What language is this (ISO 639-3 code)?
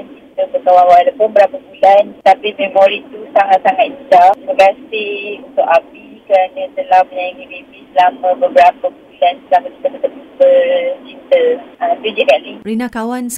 msa